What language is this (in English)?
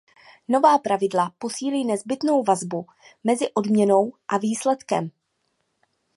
Czech